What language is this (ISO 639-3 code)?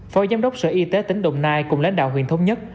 vie